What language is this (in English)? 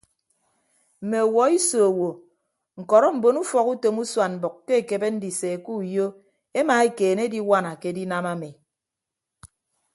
Ibibio